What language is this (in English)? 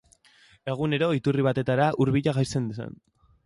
Basque